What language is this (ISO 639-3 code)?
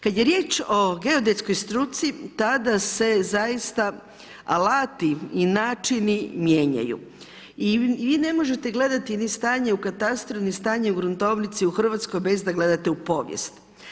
hrv